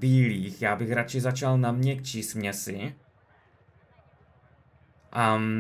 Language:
Czech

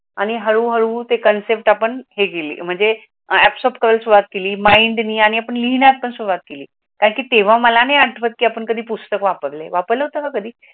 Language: Marathi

